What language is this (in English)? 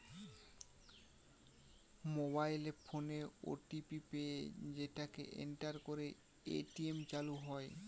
Bangla